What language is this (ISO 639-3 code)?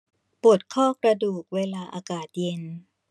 tha